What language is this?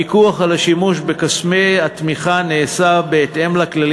Hebrew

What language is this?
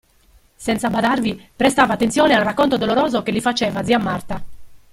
Italian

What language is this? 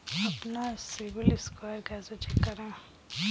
Hindi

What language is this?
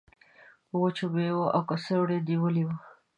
Pashto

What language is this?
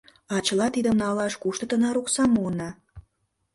Mari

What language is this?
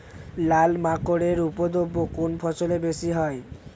Bangla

